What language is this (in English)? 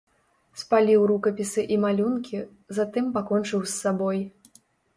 Belarusian